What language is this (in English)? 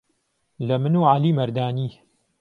Central Kurdish